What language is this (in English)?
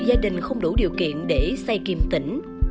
Vietnamese